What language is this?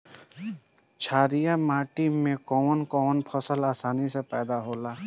Bhojpuri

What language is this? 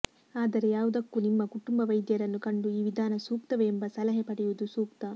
Kannada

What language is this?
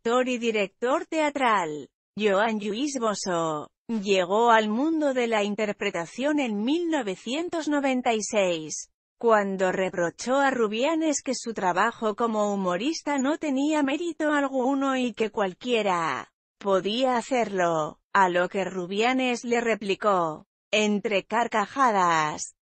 Spanish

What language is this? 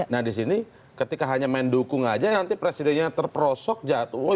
Indonesian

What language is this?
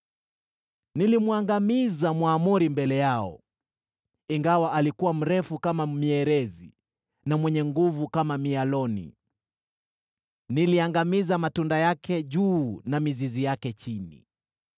Swahili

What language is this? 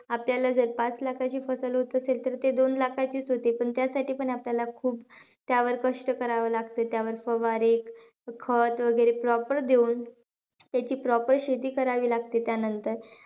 Marathi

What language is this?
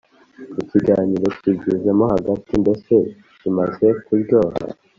Kinyarwanda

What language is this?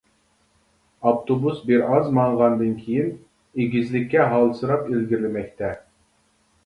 Uyghur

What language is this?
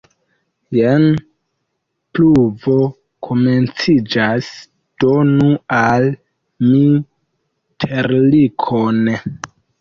Esperanto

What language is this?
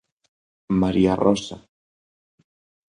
Galician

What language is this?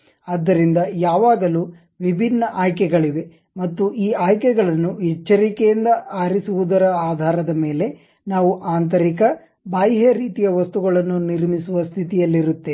Kannada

